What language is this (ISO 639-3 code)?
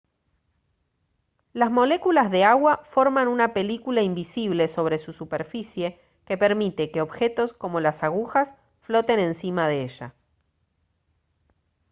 spa